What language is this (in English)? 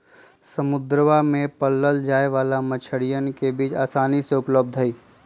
Magahi